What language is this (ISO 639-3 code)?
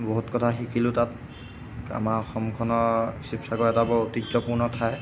asm